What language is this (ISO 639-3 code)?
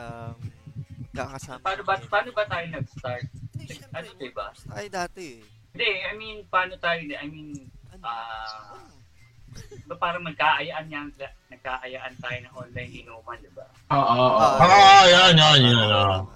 fil